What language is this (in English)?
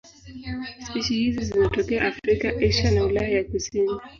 Swahili